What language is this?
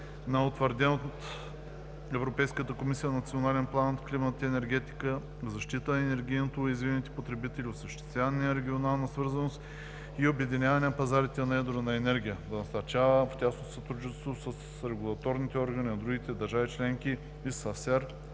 Bulgarian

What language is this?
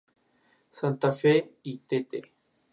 Spanish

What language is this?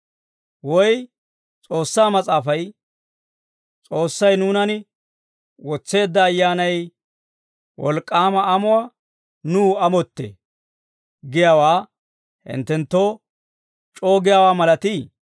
Dawro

